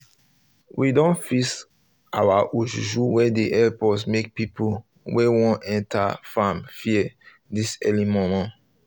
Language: Nigerian Pidgin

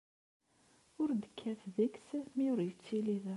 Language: Kabyle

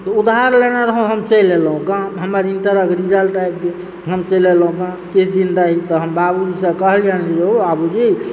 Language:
Maithili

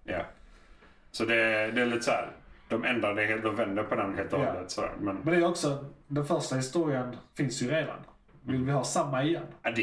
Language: Swedish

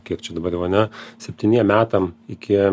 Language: Lithuanian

